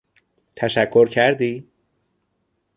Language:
Persian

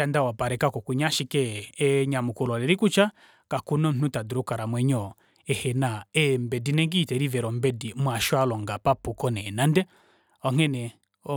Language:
Kuanyama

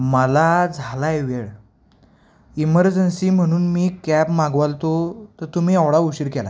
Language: Marathi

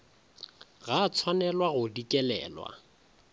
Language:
Northern Sotho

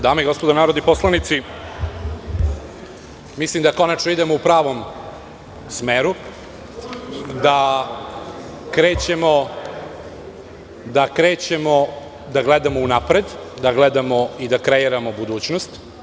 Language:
Serbian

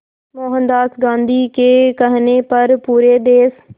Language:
Hindi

